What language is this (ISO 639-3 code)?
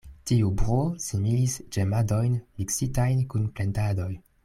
epo